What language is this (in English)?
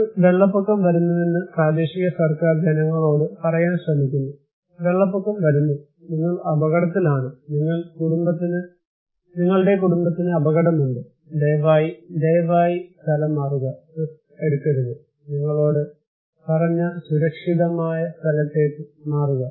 Malayalam